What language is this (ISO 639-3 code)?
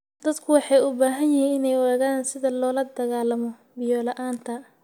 som